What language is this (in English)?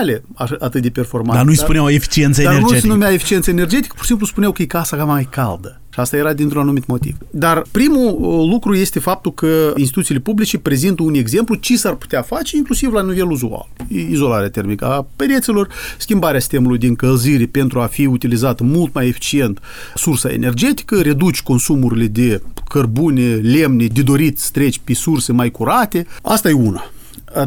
Romanian